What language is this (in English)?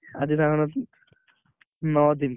Odia